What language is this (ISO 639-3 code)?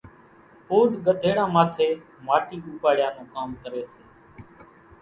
gjk